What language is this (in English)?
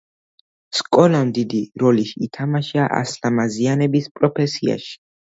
Georgian